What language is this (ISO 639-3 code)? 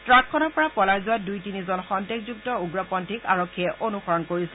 asm